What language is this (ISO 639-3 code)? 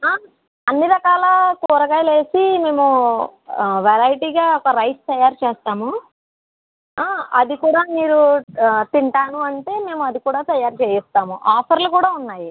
tel